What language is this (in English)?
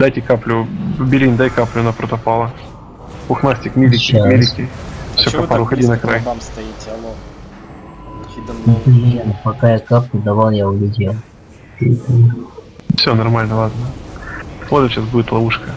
Russian